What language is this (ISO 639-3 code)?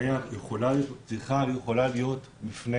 heb